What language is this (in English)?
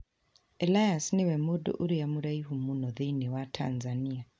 Kikuyu